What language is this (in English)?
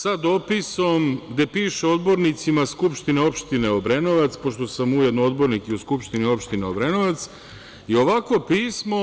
Serbian